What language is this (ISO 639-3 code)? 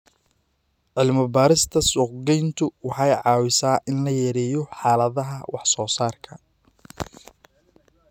som